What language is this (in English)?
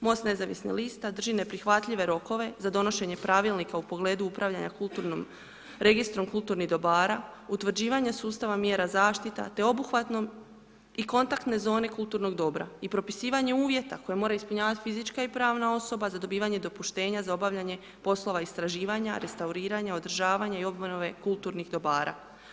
Croatian